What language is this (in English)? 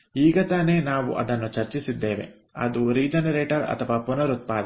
Kannada